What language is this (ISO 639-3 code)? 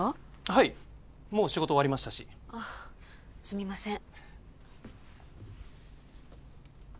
jpn